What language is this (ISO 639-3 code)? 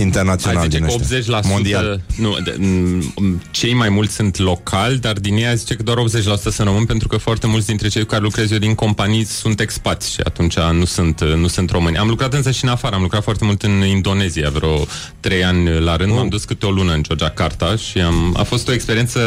ron